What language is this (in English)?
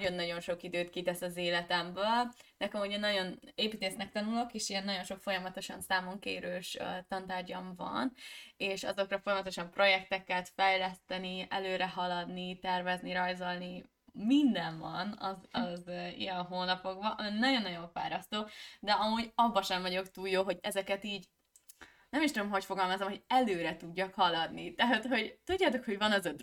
Hungarian